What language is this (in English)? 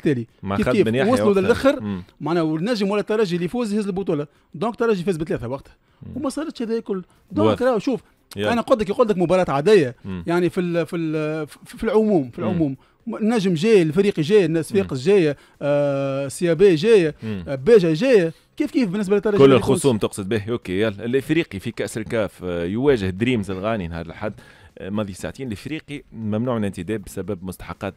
Arabic